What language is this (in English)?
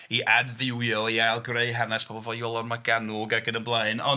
Welsh